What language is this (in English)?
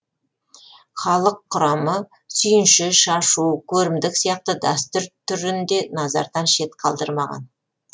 Kazakh